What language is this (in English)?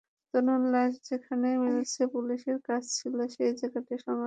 Bangla